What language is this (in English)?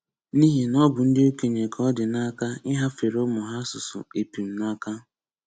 Igbo